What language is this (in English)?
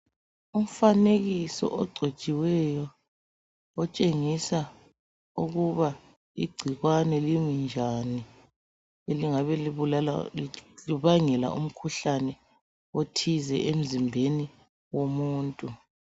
North Ndebele